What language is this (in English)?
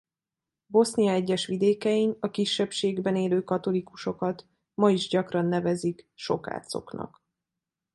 Hungarian